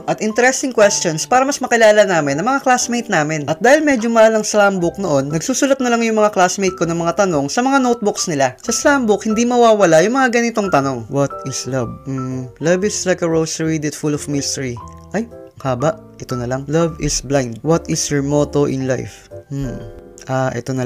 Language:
Filipino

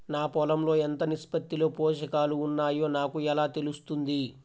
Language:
Telugu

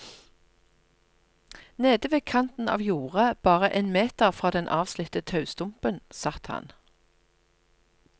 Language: Norwegian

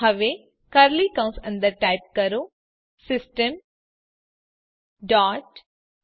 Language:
Gujarati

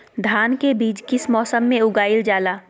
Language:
Magahi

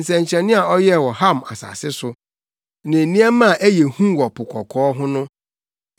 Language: Akan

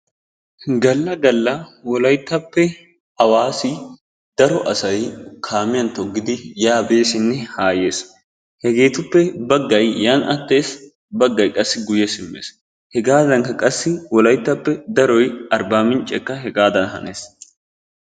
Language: Wolaytta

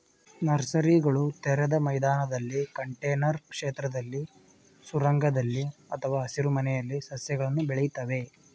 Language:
Kannada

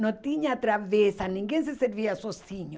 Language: Portuguese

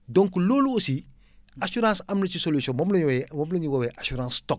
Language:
Wolof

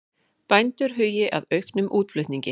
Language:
Icelandic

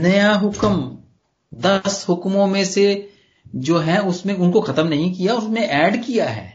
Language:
Punjabi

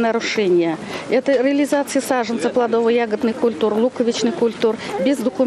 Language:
Russian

